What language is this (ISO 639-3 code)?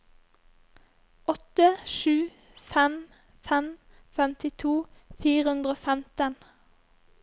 nor